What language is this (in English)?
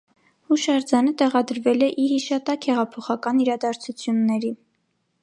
Armenian